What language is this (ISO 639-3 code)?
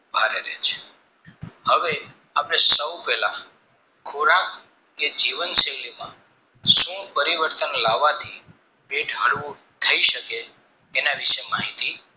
guj